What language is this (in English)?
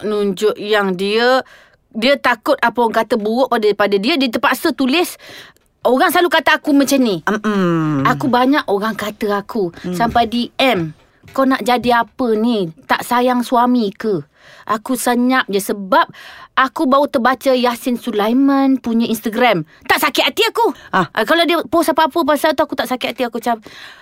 Malay